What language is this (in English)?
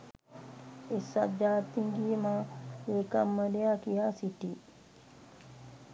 Sinhala